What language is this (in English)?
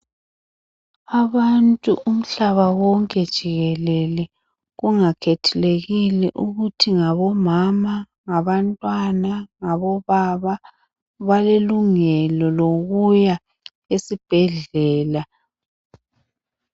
North Ndebele